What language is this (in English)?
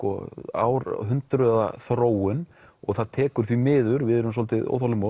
Icelandic